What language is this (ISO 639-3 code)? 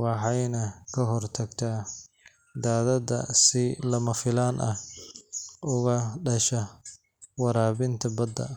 som